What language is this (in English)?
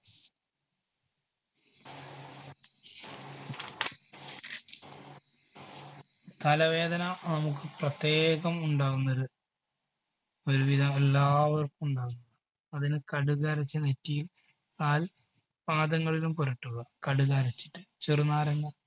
Malayalam